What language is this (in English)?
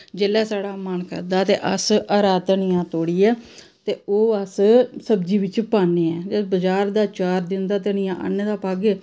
Dogri